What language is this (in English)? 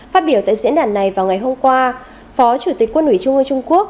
Vietnamese